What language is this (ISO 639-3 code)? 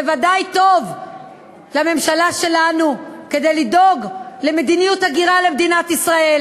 heb